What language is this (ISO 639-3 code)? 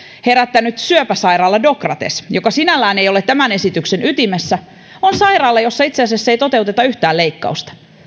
fin